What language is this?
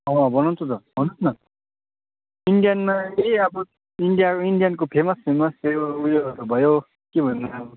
Nepali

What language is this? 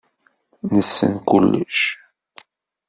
Kabyle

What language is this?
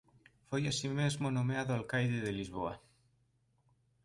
Galician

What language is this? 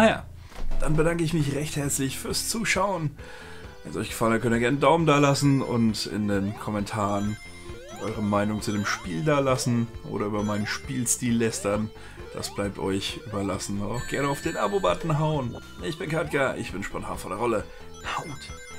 German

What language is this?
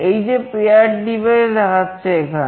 Bangla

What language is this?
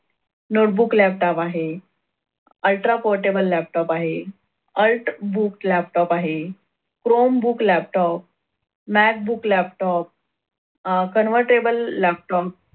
Marathi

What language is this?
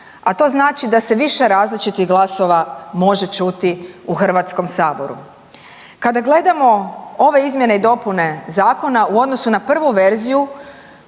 Croatian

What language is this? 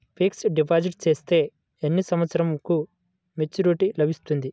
Telugu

